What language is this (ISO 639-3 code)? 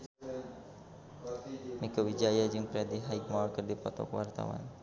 sun